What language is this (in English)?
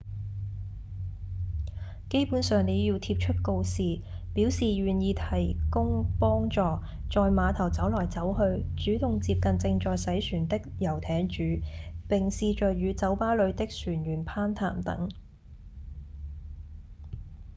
Cantonese